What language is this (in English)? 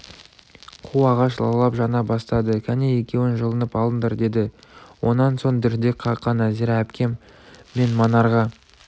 Kazakh